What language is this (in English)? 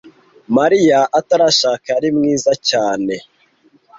Kinyarwanda